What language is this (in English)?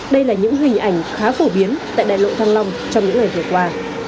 Vietnamese